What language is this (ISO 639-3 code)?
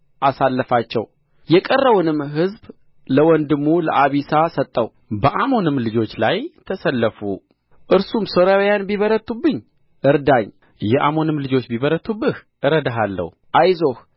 amh